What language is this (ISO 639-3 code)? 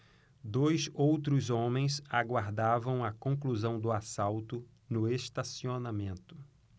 por